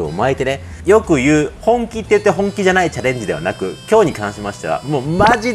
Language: Japanese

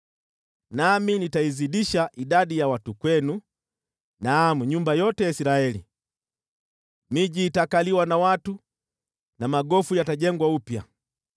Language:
Swahili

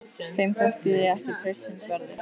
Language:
Icelandic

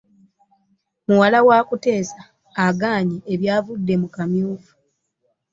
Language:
Ganda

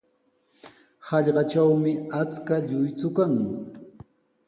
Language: Sihuas Ancash Quechua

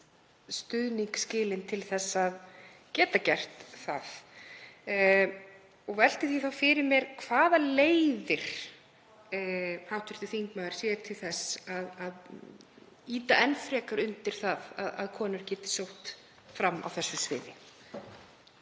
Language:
Icelandic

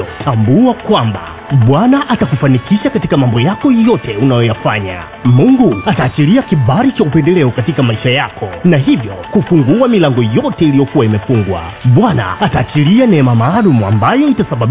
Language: Swahili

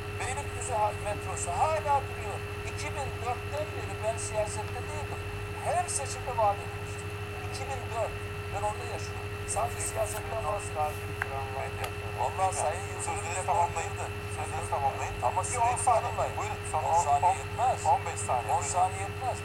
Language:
Turkish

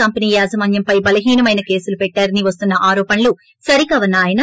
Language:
Telugu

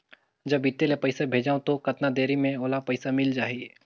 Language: Chhattisgarhi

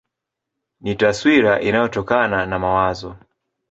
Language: Swahili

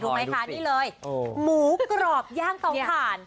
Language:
Thai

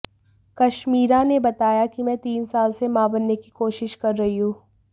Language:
Hindi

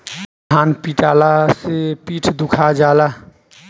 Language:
Bhojpuri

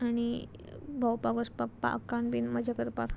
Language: Konkani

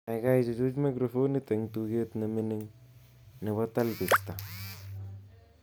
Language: Kalenjin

